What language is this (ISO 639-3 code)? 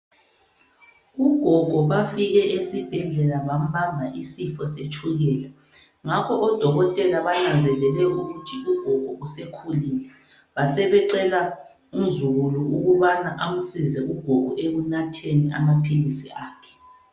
nde